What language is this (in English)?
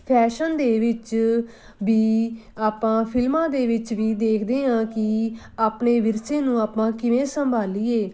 Punjabi